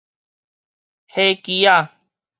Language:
Min Nan Chinese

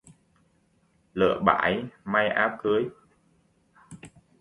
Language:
Vietnamese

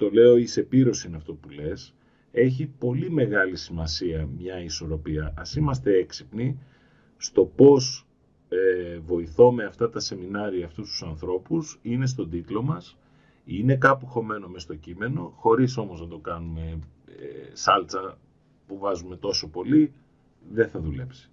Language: Greek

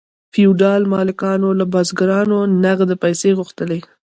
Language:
Pashto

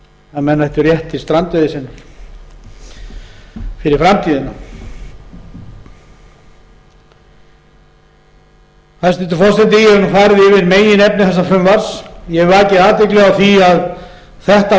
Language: Icelandic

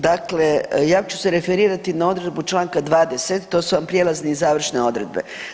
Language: Croatian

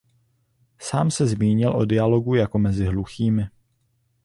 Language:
Czech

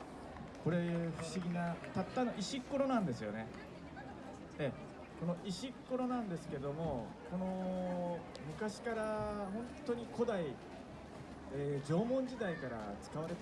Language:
Japanese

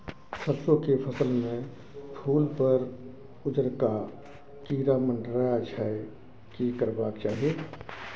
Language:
Maithili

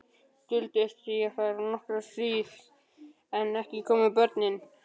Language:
Icelandic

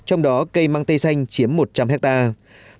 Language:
Vietnamese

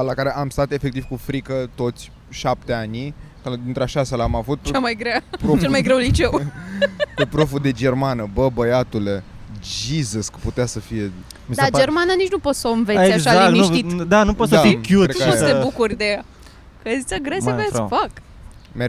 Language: Romanian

